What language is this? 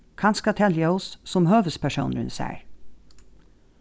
Faroese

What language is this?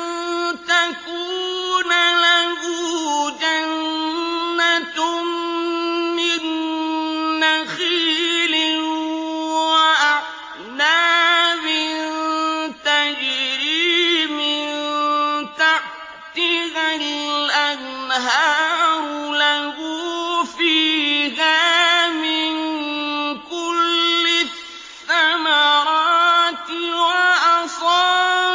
Arabic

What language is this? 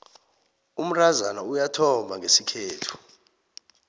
South Ndebele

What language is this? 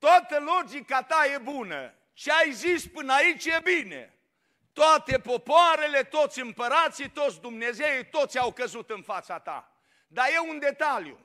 Romanian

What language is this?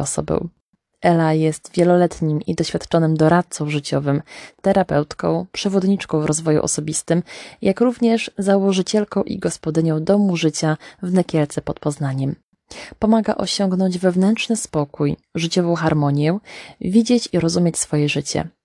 Polish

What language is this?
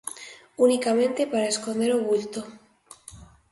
Galician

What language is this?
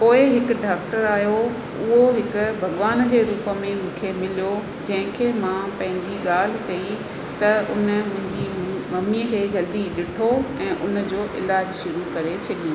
Sindhi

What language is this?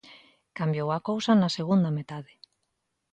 Galician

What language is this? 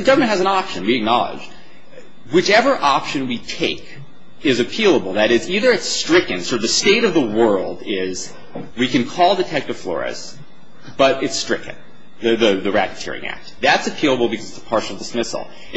English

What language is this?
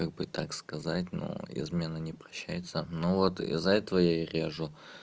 Russian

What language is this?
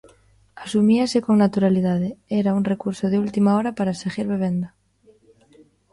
Galician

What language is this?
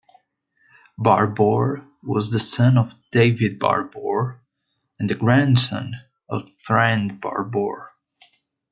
English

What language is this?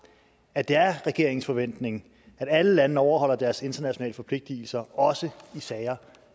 Danish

